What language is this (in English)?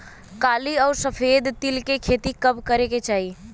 Bhojpuri